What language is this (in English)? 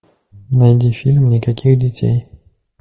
Russian